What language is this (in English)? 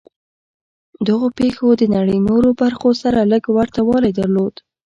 Pashto